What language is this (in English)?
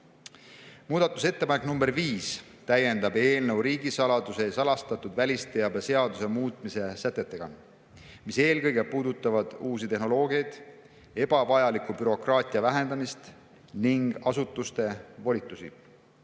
Estonian